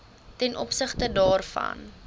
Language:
Afrikaans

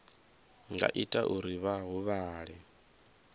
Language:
Venda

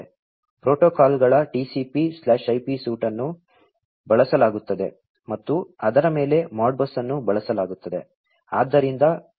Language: Kannada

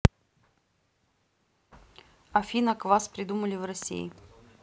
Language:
Russian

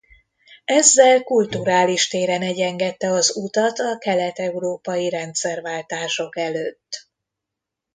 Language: Hungarian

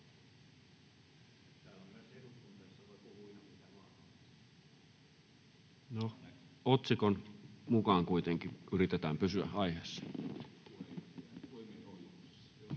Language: Finnish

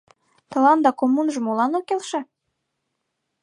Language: Mari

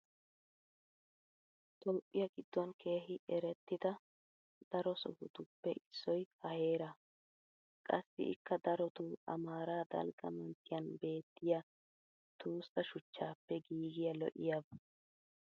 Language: Wolaytta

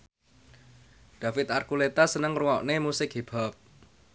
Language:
Javanese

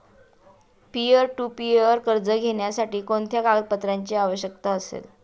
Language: Marathi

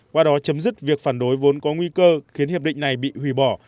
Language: Vietnamese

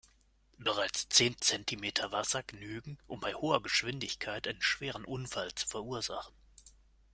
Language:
German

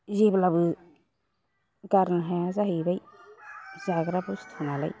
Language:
Bodo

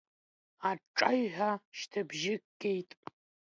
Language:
Abkhazian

